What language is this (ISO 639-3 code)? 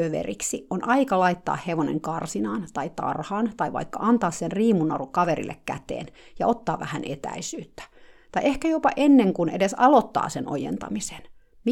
fin